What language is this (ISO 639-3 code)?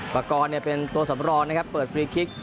tha